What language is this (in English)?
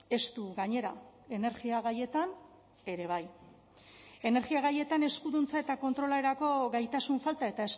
Basque